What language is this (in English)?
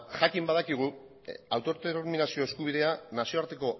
Basque